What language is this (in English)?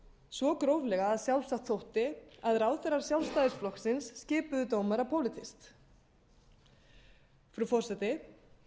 Icelandic